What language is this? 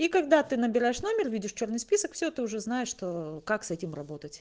Russian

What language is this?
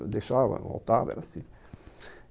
Portuguese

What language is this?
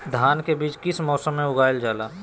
Magahi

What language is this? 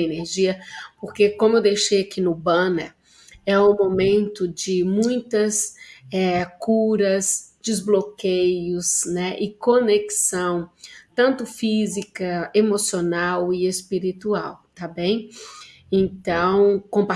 Portuguese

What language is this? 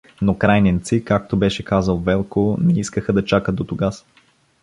Bulgarian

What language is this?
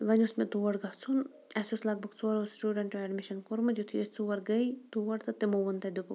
Kashmiri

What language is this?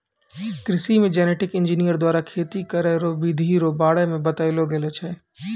Maithili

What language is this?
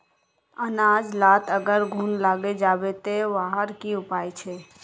Magahi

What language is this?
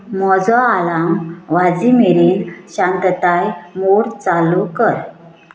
Konkani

